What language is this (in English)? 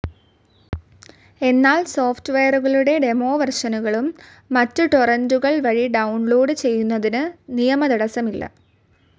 Malayalam